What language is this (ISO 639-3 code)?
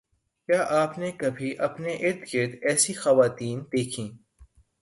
urd